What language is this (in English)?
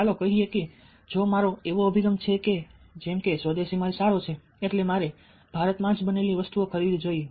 Gujarati